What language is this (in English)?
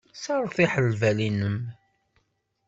Kabyle